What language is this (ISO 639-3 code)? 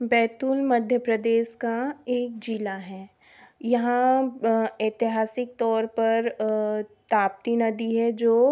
hin